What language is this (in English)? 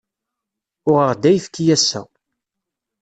Kabyle